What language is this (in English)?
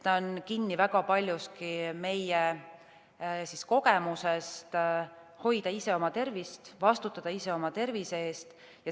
Estonian